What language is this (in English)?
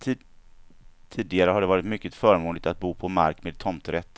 Swedish